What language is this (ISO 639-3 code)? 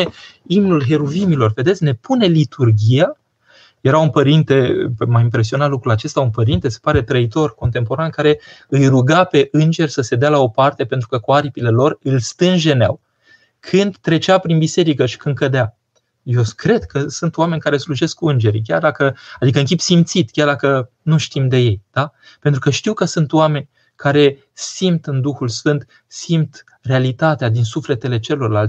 ron